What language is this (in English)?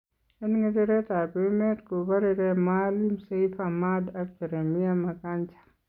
Kalenjin